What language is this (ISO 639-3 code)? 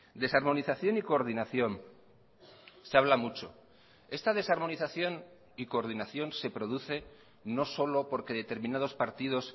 spa